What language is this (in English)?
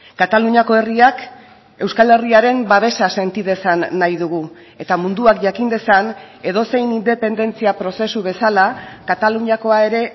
Basque